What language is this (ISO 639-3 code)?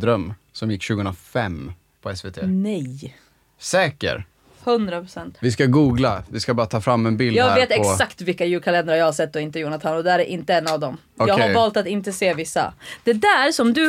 swe